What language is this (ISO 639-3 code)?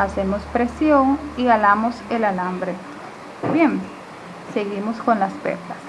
spa